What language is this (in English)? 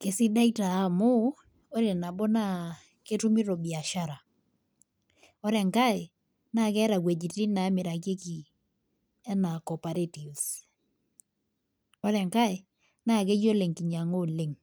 Masai